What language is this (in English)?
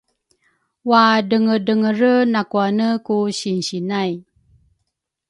Rukai